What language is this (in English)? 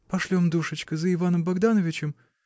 Russian